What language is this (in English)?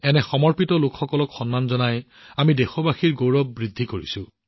Assamese